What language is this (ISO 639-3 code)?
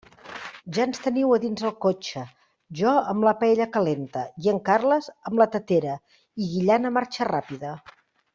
cat